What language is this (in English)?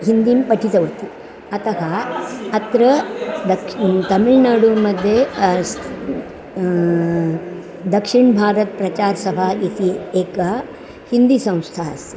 Sanskrit